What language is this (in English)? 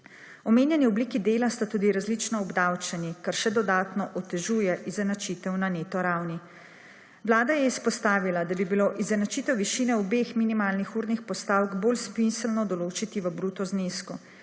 Slovenian